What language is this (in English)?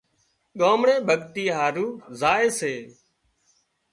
Wadiyara Koli